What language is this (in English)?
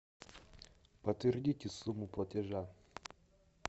Russian